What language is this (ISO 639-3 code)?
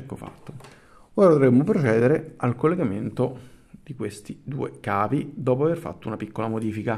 ita